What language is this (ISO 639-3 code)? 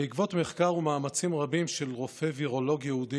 heb